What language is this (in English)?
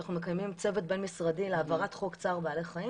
Hebrew